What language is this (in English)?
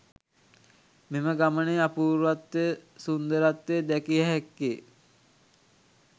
Sinhala